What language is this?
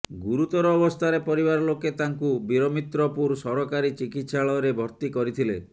Odia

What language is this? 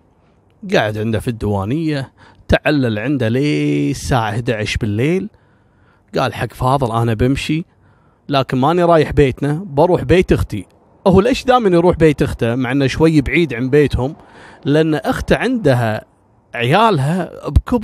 Arabic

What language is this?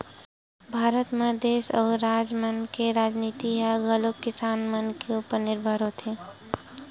Chhattisgarhi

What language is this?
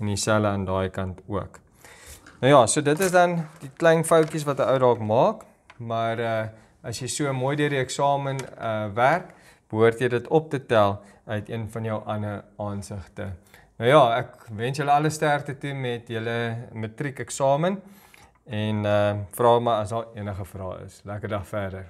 Dutch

